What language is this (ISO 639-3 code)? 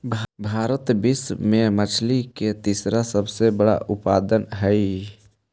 mag